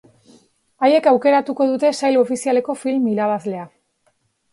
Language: Basque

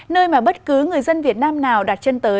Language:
Vietnamese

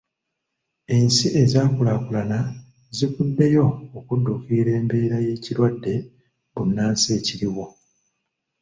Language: Ganda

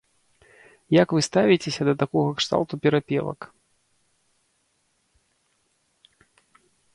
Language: Belarusian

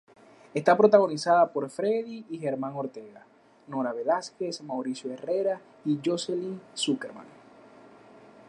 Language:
Spanish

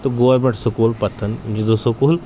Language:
Kashmiri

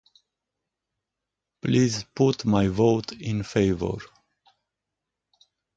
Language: Romanian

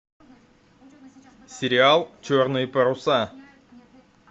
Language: Russian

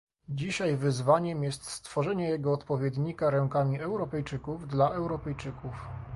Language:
Polish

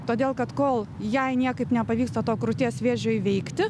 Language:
Lithuanian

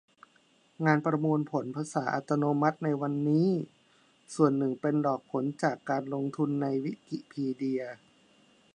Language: Thai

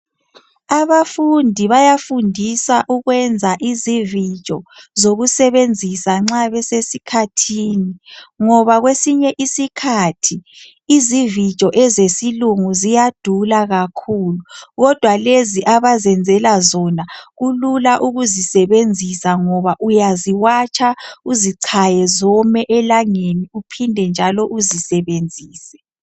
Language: North Ndebele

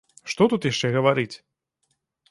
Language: Belarusian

